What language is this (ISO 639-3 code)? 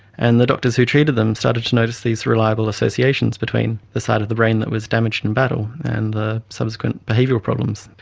eng